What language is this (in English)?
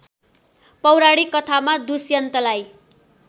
Nepali